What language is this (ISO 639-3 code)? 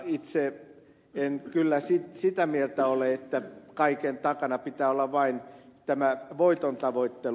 fin